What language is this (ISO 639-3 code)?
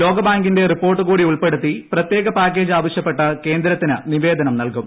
mal